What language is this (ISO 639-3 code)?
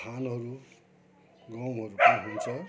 nep